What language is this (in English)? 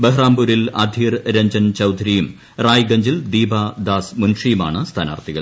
Malayalam